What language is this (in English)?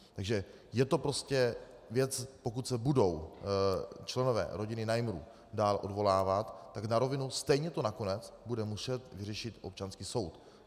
Czech